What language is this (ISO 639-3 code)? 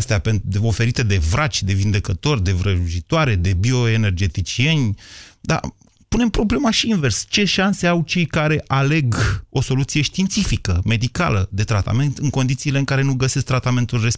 ron